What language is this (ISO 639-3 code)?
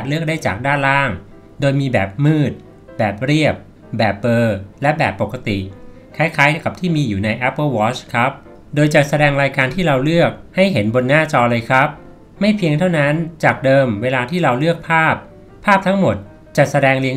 tha